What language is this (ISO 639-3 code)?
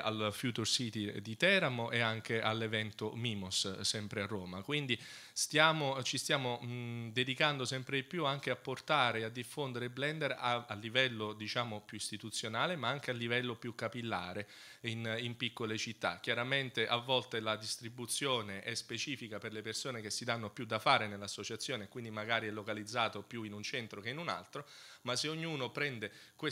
ita